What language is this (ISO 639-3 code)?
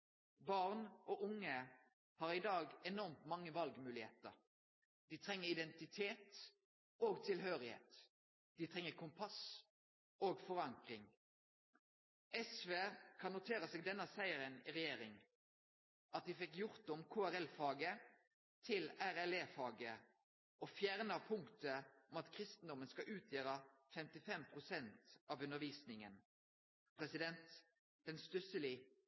nno